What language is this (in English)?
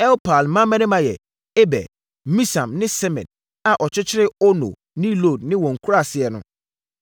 Akan